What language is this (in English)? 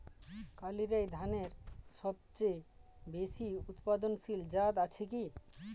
Bangla